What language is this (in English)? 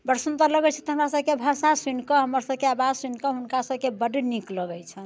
Maithili